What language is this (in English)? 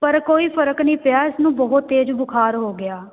Punjabi